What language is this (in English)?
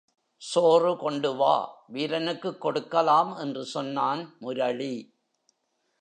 Tamil